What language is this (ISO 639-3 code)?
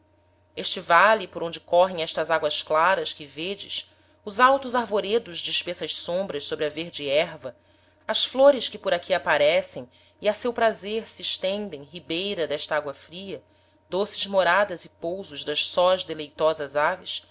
por